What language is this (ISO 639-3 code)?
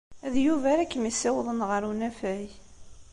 kab